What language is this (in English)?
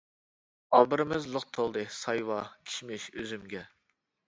Uyghur